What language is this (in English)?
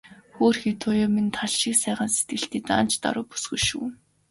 Mongolian